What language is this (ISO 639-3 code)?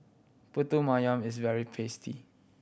eng